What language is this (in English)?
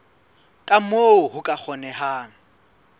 Southern Sotho